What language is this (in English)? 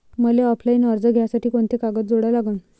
Marathi